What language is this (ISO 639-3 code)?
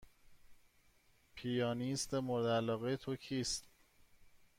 fas